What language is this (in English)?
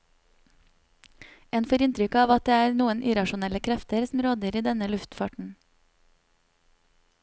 Norwegian